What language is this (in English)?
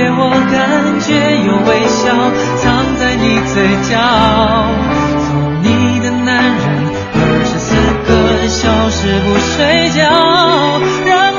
Chinese